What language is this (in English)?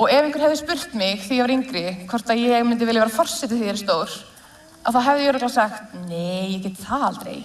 Icelandic